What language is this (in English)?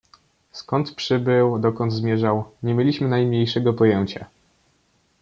Polish